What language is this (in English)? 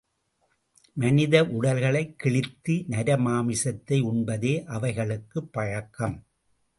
Tamil